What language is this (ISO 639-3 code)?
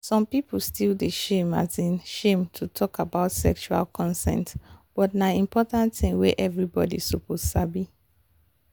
pcm